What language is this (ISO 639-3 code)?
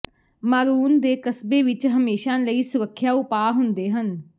pan